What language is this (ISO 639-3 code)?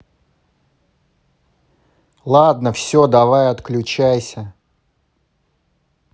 rus